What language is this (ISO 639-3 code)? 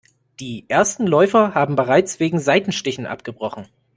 deu